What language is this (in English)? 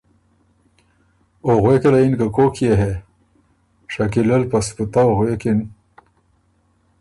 Ormuri